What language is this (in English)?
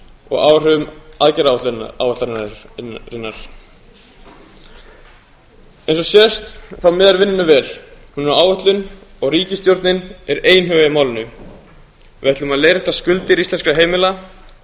Icelandic